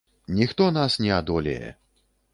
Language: Belarusian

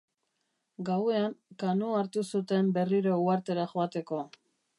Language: Basque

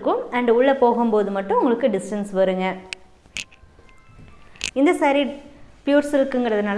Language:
Tamil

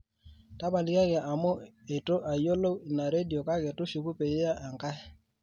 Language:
Masai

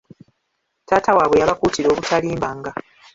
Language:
Ganda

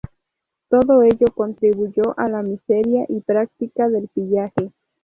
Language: Spanish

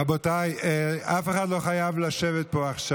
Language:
Hebrew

